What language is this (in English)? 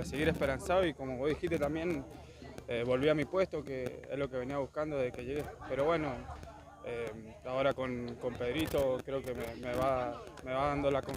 Spanish